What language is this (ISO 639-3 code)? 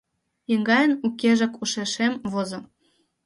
chm